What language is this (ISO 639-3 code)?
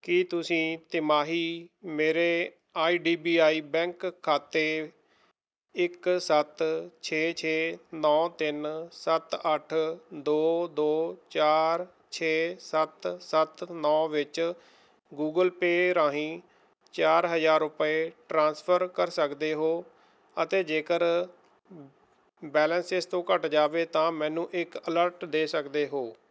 pan